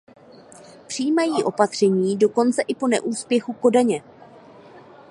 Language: Czech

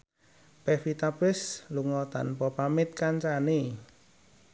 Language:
Javanese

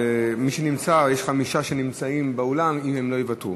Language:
Hebrew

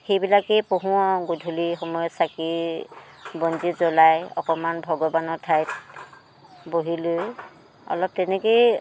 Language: Assamese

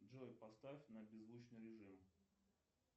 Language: Russian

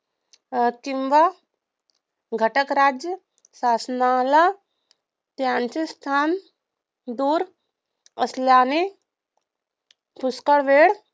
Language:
Marathi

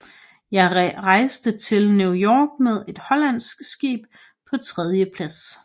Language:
Danish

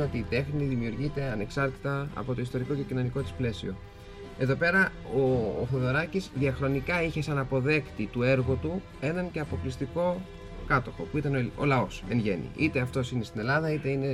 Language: Greek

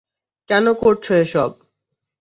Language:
Bangla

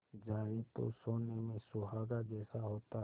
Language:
Hindi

